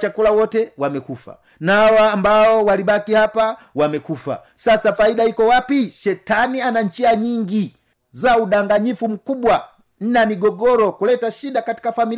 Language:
Swahili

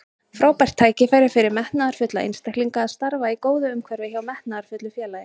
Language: Icelandic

